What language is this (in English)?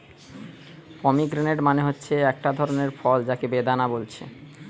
Bangla